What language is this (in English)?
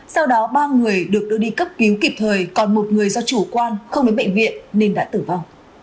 Vietnamese